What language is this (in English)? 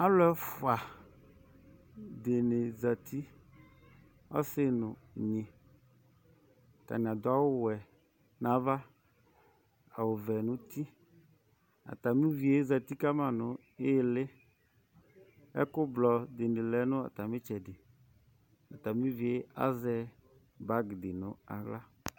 Ikposo